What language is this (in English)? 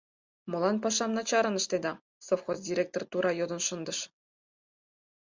Mari